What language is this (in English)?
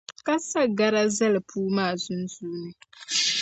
Dagbani